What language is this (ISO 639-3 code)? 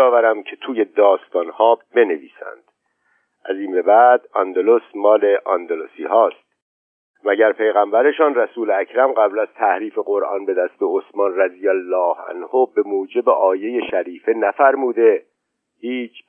fas